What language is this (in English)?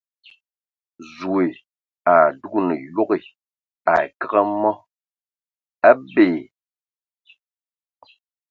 Ewondo